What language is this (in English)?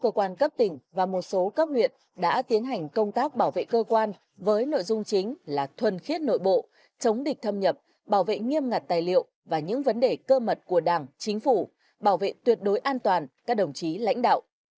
Vietnamese